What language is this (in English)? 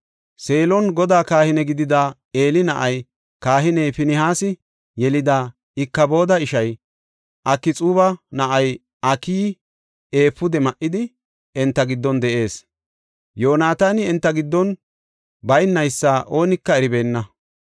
Gofa